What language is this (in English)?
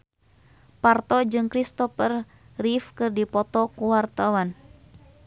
Sundanese